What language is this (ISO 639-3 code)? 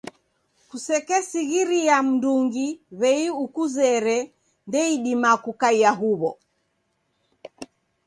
dav